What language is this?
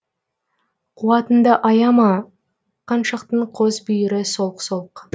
Kazakh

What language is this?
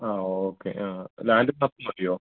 Malayalam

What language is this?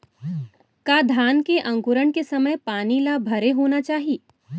Chhattisgarhi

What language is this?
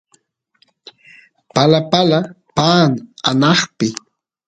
Santiago del Estero Quichua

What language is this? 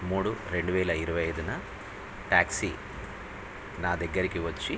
Telugu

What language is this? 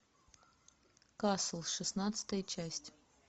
Russian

